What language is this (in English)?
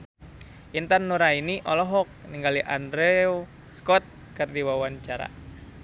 Sundanese